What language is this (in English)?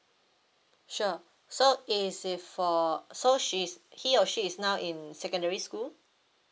English